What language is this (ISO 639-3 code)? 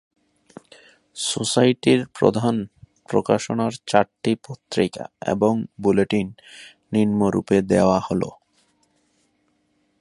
ben